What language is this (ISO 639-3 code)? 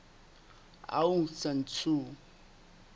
sot